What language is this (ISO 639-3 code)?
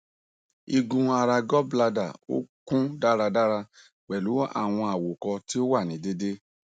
yor